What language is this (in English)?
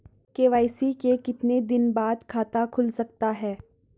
Hindi